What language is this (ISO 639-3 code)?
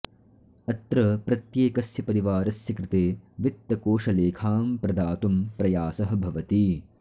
san